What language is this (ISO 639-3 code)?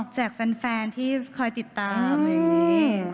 tha